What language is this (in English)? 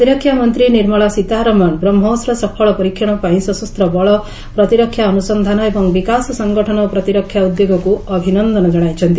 Odia